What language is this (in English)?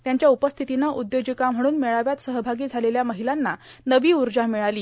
Marathi